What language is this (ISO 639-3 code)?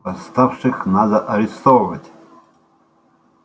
rus